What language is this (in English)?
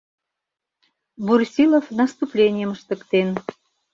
Mari